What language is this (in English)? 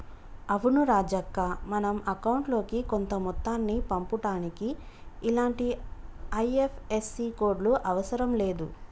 Telugu